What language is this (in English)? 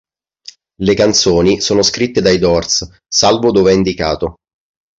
Italian